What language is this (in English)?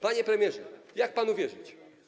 Polish